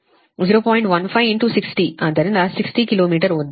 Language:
Kannada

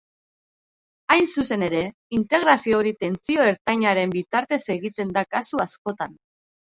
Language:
Basque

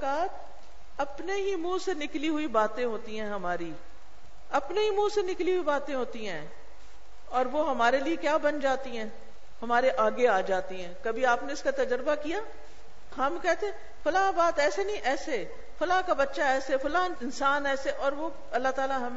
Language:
Urdu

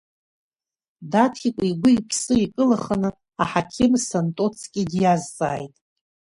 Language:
Abkhazian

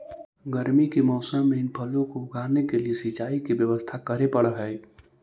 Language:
Magahi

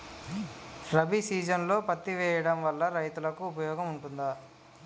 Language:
Telugu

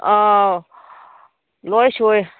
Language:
Manipuri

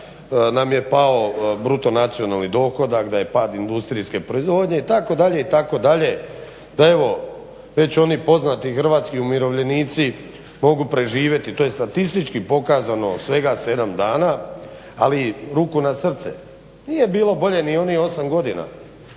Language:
Croatian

